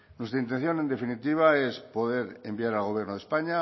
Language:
Spanish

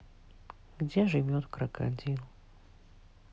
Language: Russian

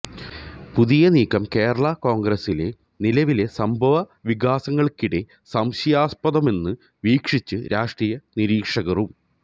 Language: Malayalam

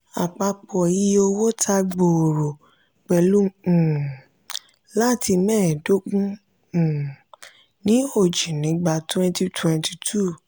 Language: Yoruba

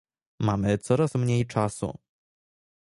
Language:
Polish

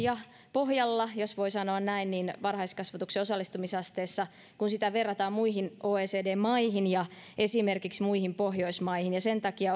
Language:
Finnish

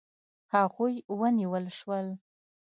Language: Pashto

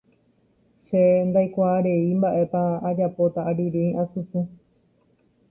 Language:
Guarani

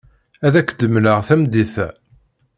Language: Kabyle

